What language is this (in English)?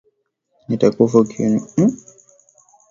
Swahili